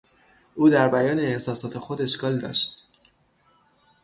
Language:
Persian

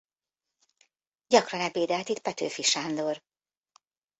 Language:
Hungarian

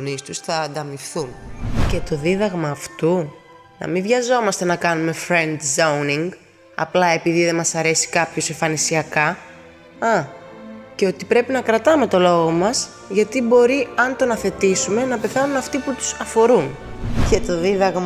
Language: Greek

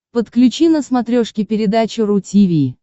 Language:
Russian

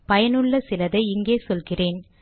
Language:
Tamil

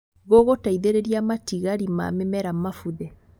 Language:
Kikuyu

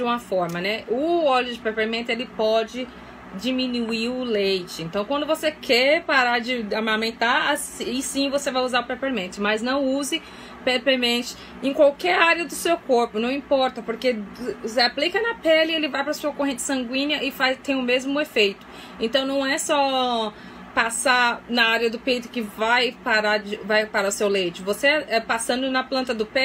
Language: Portuguese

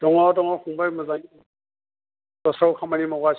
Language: Bodo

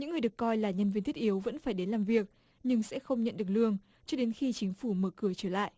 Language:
Vietnamese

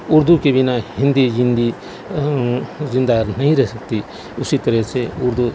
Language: Urdu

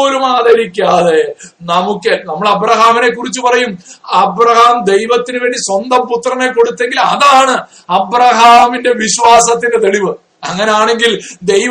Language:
Malayalam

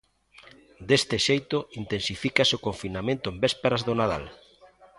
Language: Galician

